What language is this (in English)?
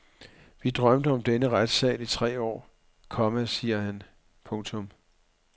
Danish